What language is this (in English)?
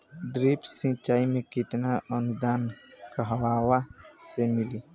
Bhojpuri